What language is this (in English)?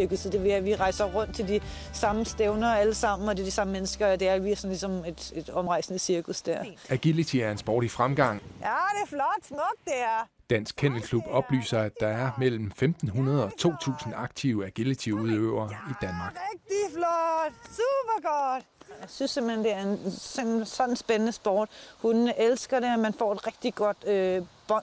Danish